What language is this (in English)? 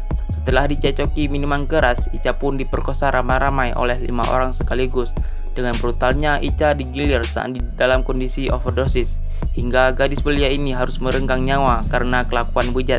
Indonesian